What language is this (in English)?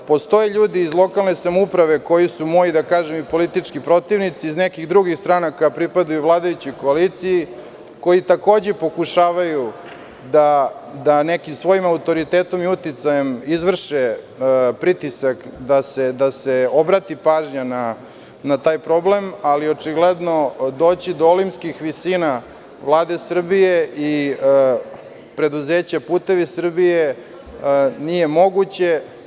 Serbian